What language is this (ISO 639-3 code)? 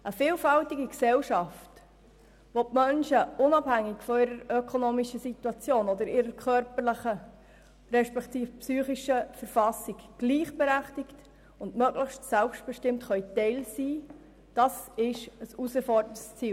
gsw